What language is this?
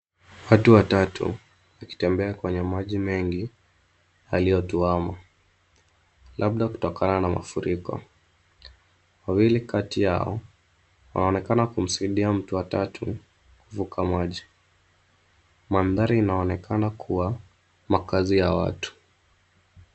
Swahili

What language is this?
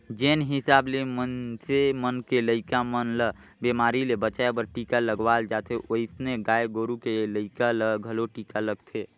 Chhattisgarhi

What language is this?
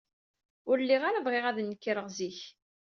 Kabyle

